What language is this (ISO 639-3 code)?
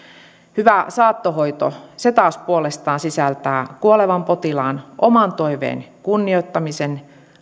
fin